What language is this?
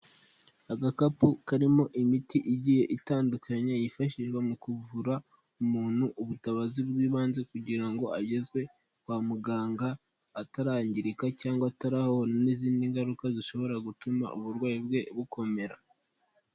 Kinyarwanda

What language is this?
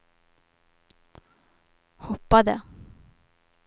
Swedish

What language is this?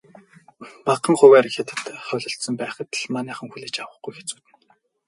Mongolian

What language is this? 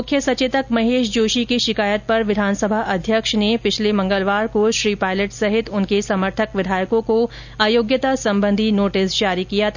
Hindi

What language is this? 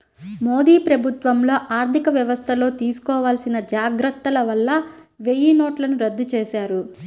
Telugu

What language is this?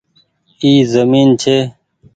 Goaria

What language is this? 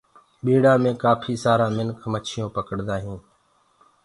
Gurgula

